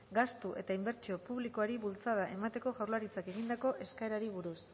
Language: Basque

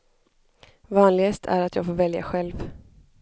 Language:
Swedish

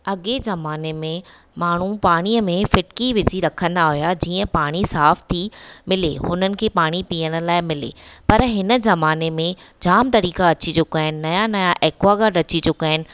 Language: Sindhi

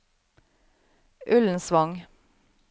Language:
Norwegian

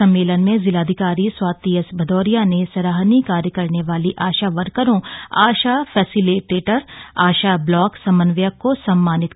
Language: Hindi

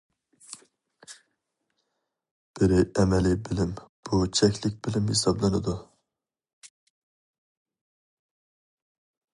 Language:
Uyghur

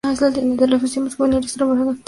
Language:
Spanish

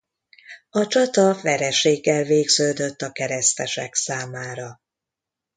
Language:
Hungarian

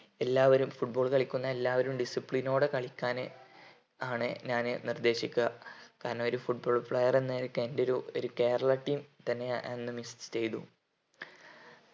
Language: Malayalam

